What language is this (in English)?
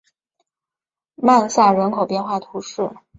Chinese